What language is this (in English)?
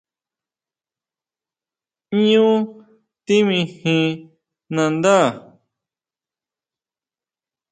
Huautla Mazatec